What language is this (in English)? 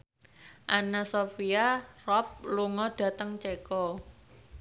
Javanese